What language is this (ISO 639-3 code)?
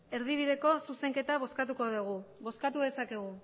eus